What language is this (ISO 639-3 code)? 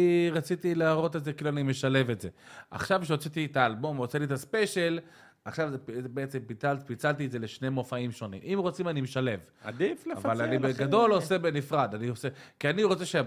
heb